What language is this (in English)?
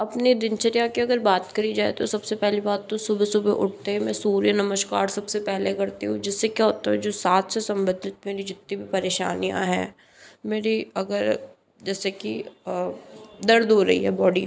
Hindi